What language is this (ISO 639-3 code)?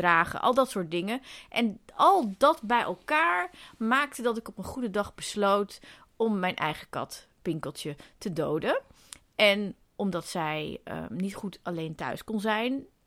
nld